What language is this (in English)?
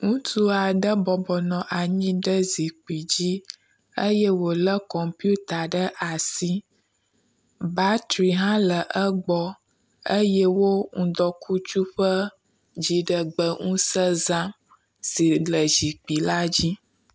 Ewe